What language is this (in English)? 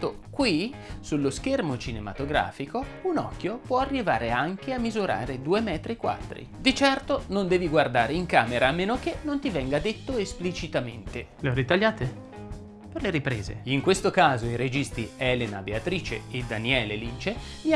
Italian